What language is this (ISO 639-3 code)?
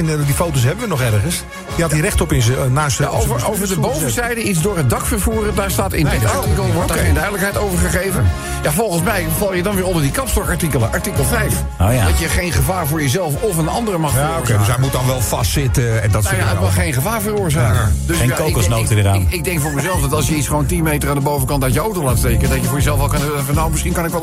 nld